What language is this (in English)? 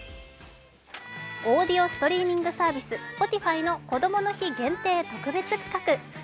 Japanese